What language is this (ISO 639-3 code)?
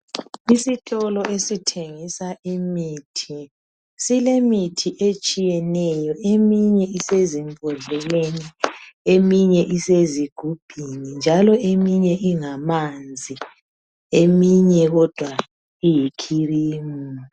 nde